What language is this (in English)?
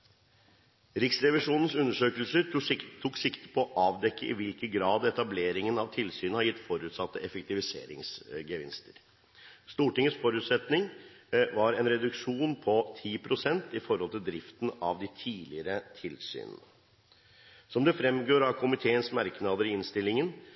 Norwegian Bokmål